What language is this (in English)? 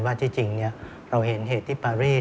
Thai